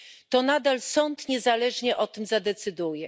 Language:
Polish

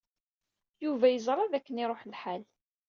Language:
Kabyle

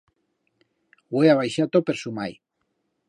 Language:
Aragonese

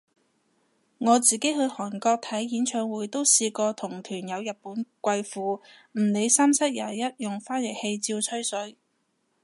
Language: Cantonese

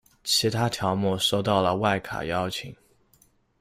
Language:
Chinese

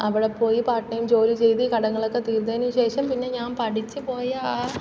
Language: Malayalam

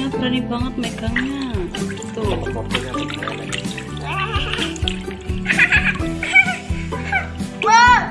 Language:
Indonesian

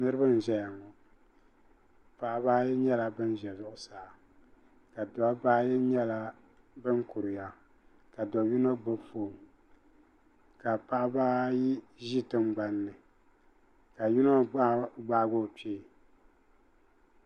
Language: Dagbani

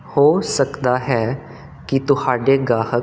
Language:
Punjabi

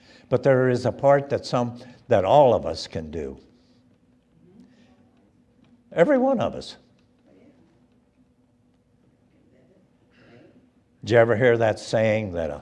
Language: English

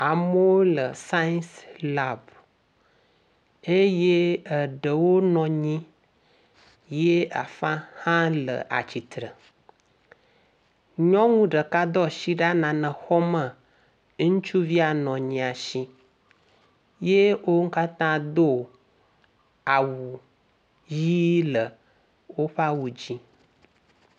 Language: Ewe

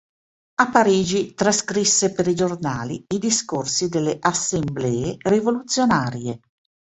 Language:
Italian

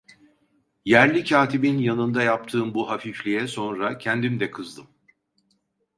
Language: Turkish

